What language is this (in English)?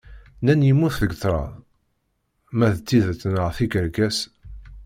Kabyle